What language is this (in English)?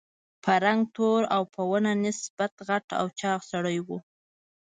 Pashto